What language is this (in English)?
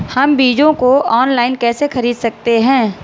Hindi